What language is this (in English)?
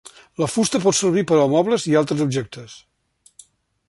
Catalan